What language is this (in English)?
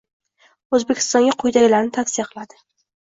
Uzbek